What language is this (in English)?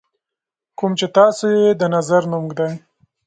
Pashto